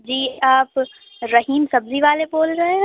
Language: Urdu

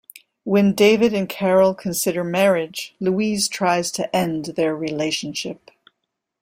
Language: English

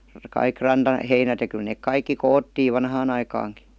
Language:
Finnish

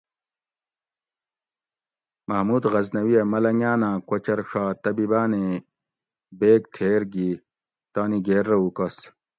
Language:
Gawri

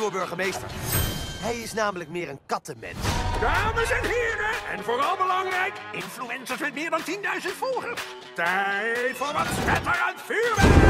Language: Dutch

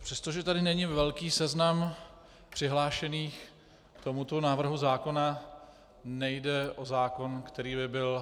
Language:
Czech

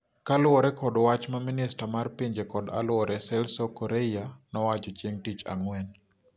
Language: Luo (Kenya and Tanzania)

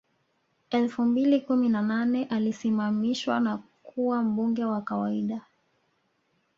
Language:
Swahili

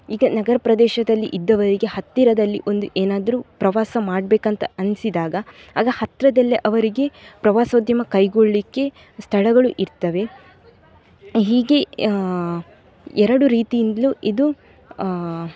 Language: Kannada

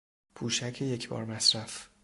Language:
Persian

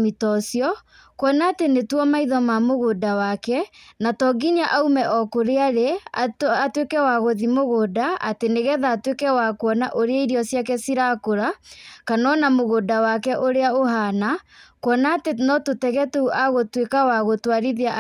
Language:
Kikuyu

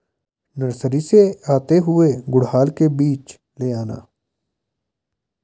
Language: Hindi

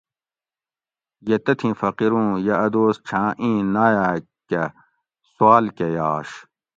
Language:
Gawri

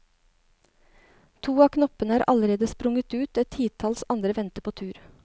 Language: Norwegian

